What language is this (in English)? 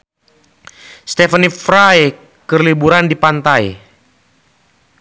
Sundanese